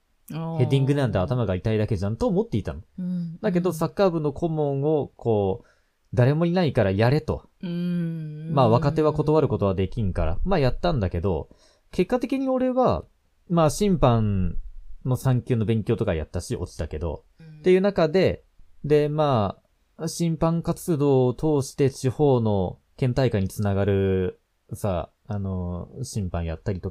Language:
Japanese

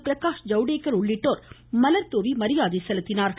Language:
Tamil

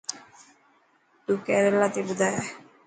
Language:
Dhatki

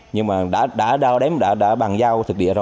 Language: Vietnamese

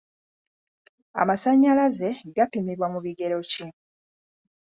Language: Ganda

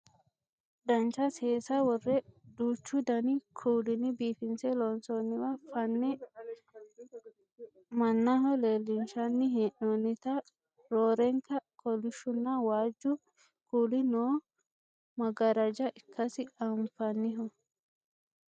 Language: Sidamo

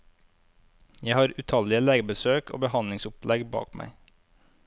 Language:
Norwegian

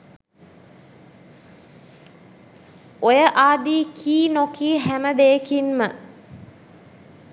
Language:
Sinhala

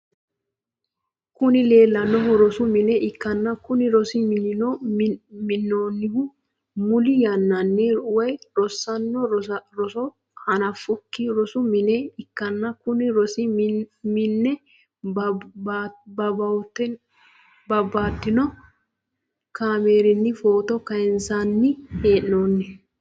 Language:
Sidamo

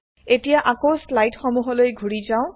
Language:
Assamese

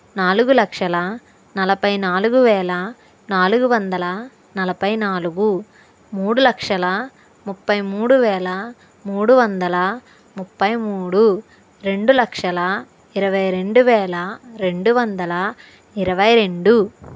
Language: Telugu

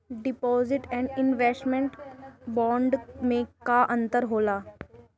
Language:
Bhojpuri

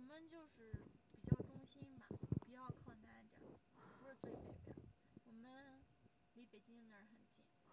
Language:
Chinese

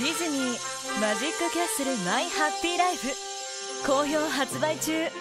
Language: Japanese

